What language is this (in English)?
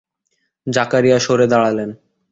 Bangla